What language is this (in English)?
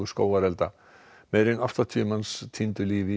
Icelandic